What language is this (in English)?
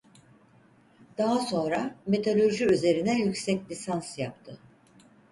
Turkish